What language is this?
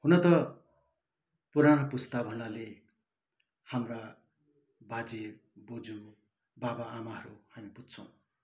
Nepali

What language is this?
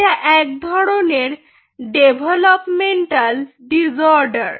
Bangla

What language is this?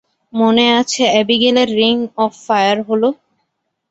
Bangla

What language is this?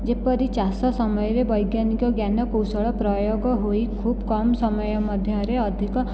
Odia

